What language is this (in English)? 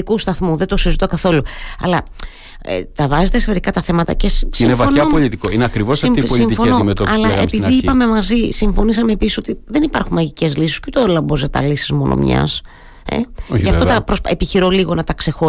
Greek